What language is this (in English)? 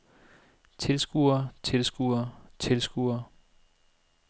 Danish